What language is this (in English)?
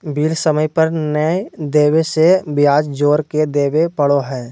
Magahi